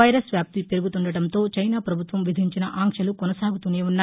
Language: Telugu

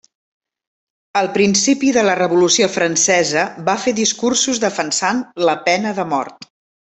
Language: Catalan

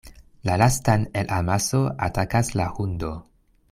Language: Esperanto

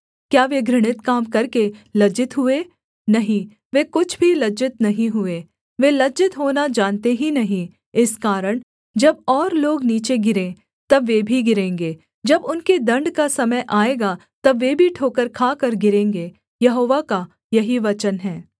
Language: Hindi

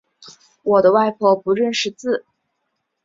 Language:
Chinese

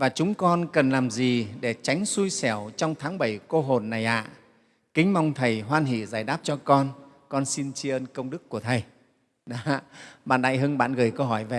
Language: Vietnamese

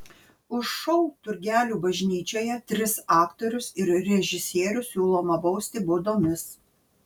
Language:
Lithuanian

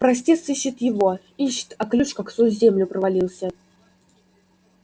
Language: Russian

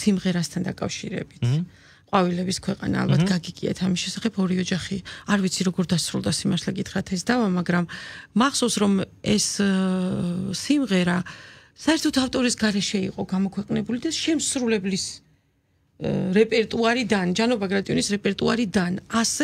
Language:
Romanian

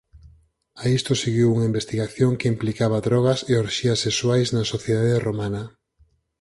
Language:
Galician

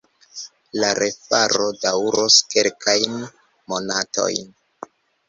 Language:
Esperanto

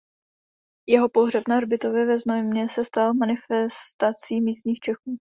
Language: Czech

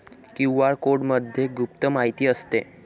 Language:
Marathi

